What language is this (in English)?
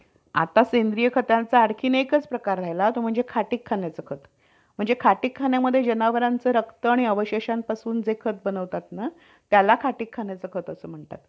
Marathi